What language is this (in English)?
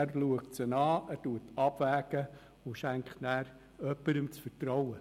Swiss German